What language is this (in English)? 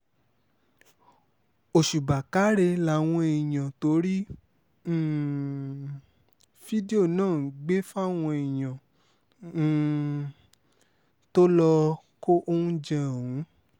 Yoruba